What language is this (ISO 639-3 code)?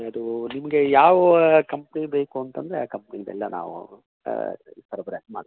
kan